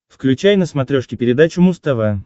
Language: Russian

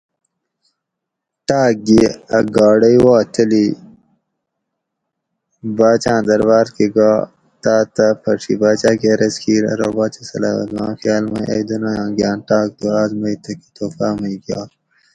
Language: Gawri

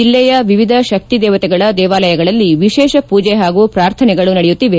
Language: Kannada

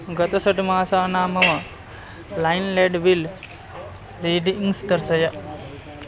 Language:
Sanskrit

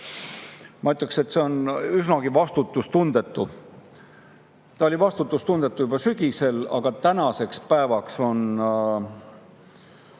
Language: Estonian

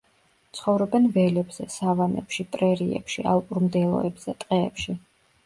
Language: Georgian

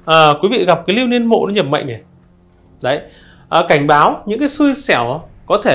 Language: Vietnamese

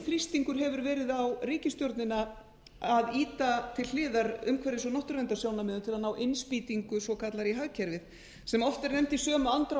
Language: Icelandic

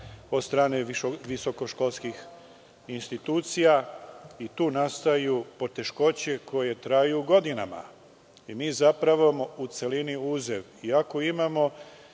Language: Serbian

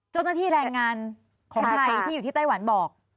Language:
Thai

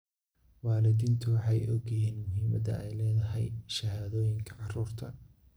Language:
Somali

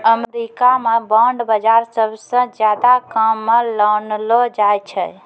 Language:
Maithili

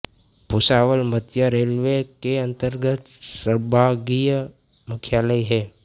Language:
Hindi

